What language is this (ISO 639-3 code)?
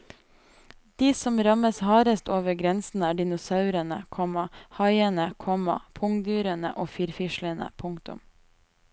nor